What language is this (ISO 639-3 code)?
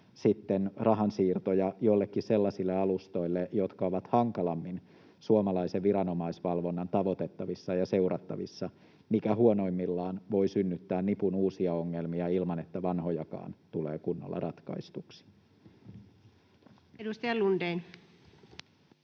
fin